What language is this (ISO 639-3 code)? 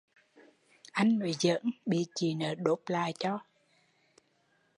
vie